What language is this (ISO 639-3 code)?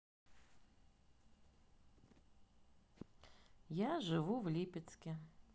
rus